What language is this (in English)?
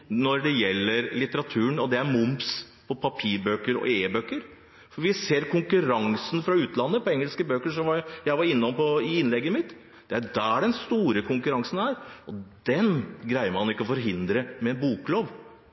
Norwegian Bokmål